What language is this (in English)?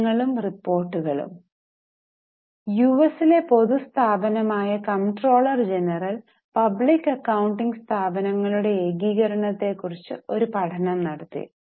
Malayalam